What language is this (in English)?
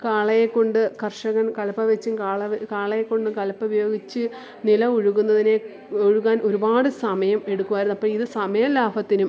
Malayalam